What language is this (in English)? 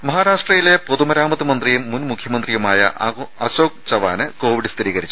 Malayalam